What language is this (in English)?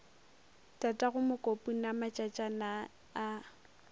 Northern Sotho